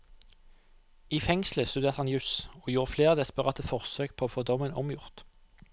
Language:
Norwegian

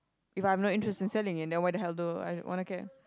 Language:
English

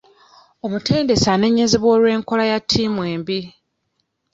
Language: Ganda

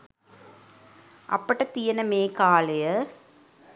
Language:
Sinhala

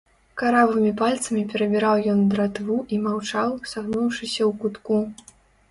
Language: Belarusian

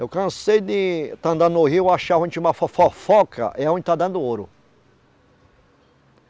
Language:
Portuguese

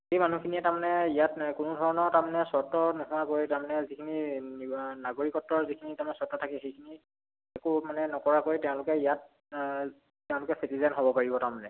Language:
Assamese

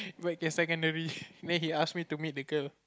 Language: English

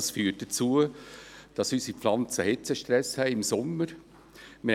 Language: Swiss German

